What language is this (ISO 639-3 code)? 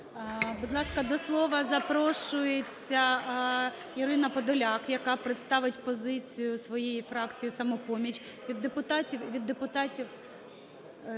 ukr